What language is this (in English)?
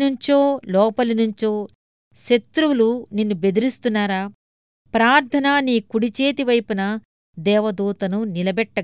Telugu